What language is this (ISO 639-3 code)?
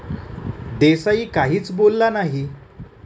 mar